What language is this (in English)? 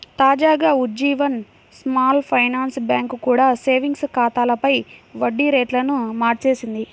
Telugu